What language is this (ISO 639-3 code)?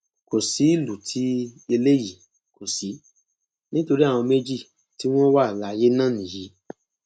yor